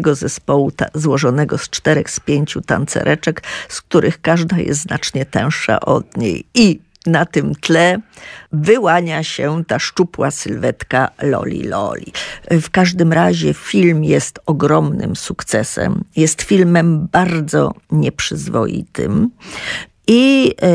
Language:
Polish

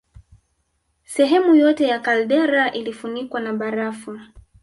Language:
Swahili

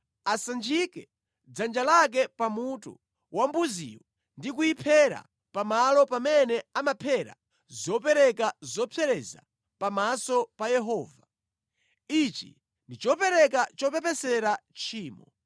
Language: Nyanja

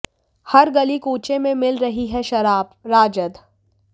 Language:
Hindi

